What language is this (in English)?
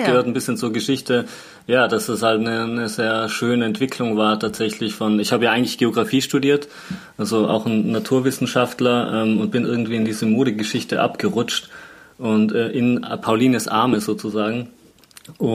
German